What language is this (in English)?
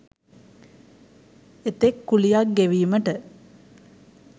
Sinhala